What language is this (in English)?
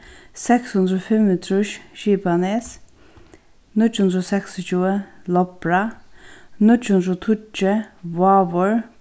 Faroese